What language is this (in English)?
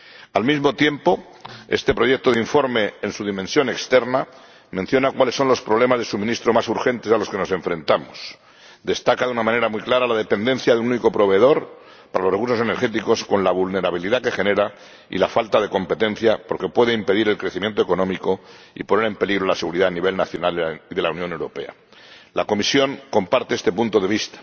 Spanish